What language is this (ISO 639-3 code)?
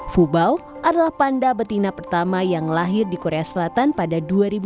ind